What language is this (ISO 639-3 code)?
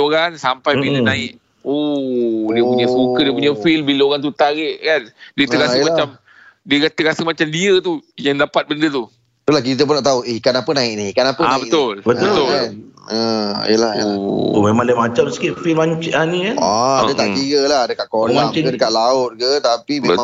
msa